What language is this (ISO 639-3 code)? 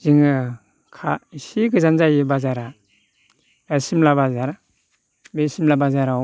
brx